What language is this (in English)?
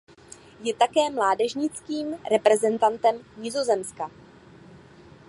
Czech